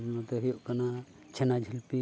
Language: Santali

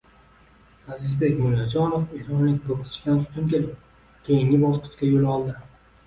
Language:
Uzbek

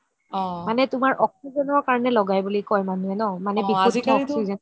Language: Assamese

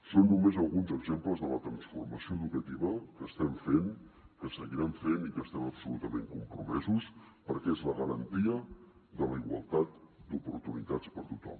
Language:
Catalan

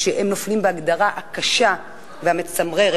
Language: Hebrew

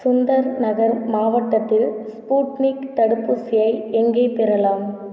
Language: Tamil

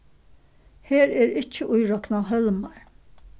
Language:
Faroese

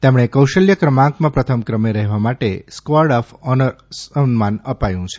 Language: Gujarati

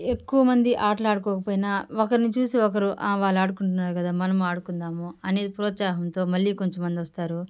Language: Telugu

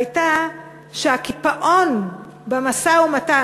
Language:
Hebrew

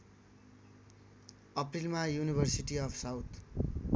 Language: Nepali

